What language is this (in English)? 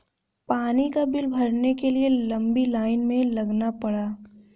Hindi